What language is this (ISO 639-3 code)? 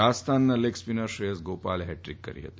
guj